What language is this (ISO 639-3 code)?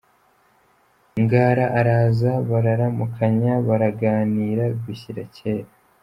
kin